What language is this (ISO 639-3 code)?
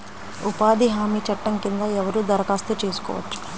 tel